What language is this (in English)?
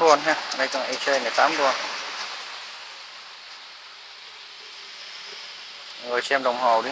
Vietnamese